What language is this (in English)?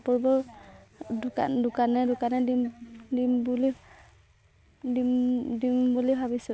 Assamese